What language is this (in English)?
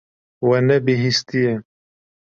Kurdish